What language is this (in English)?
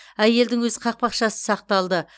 Kazakh